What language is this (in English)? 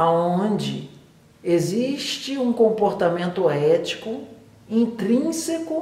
Portuguese